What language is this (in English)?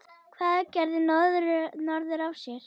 Icelandic